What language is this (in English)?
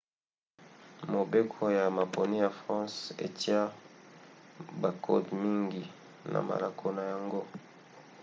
Lingala